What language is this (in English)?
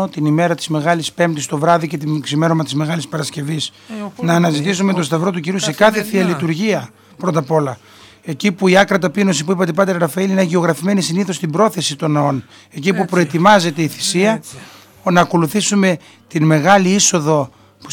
Greek